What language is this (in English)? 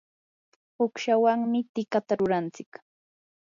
Yanahuanca Pasco Quechua